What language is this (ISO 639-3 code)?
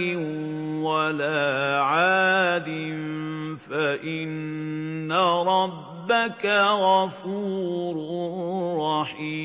ara